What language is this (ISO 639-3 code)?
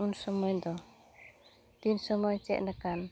sat